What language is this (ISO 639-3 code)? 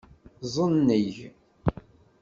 kab